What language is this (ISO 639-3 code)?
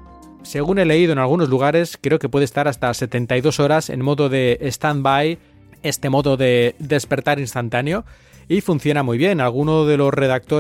spa